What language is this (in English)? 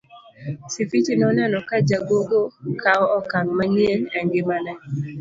Luo (Kenya and Tanzania)